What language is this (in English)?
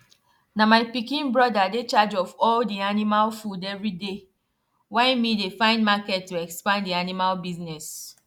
Nigerian Pidgin